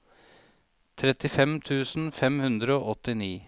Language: Norwegian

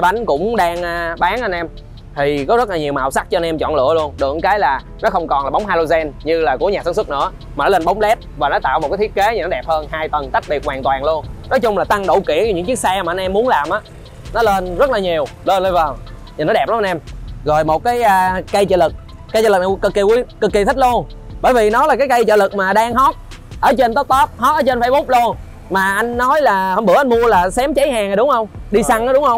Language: Vietnamese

